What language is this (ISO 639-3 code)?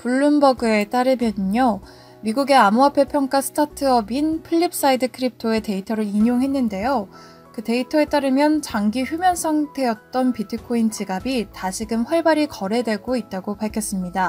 kor